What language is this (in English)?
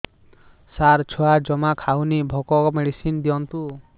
Odia